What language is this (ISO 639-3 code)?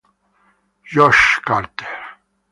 ita